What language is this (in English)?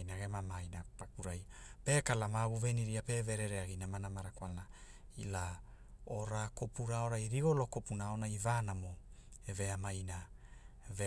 Hula